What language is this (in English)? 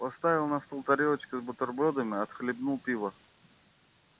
Russian